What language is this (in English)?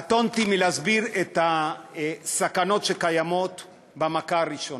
Hebrew